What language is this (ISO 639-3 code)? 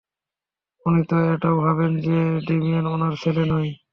ben